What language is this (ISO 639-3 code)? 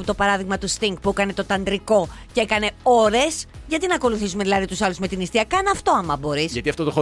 ell